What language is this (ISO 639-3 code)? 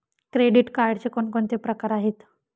mar